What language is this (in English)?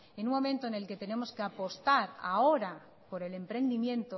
Spanish